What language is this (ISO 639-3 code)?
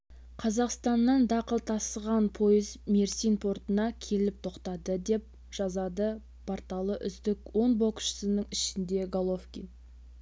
kaz